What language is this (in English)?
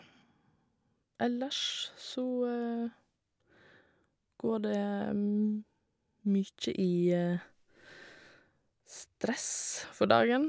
Norwegian